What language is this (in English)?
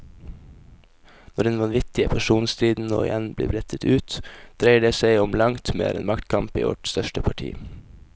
Norwegian